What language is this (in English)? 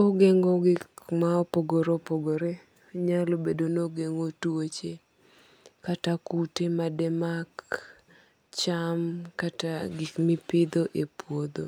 Luo (Kenya and Tanzania)